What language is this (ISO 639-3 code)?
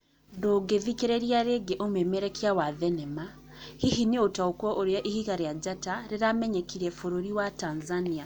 kik